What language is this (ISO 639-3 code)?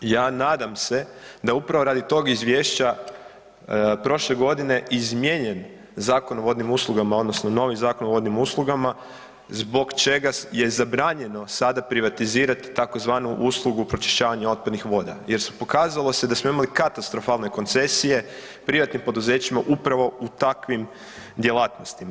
hrv